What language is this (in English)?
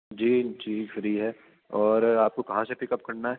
Urdu